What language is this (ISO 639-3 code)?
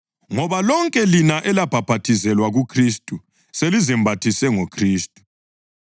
nde